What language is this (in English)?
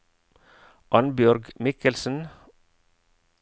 Norwegian